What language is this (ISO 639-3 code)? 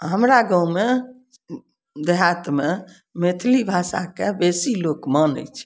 mai